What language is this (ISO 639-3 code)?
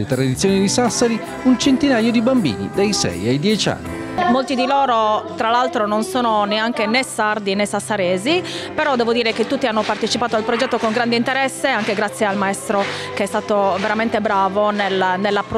ita